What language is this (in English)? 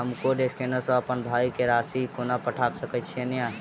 Maithili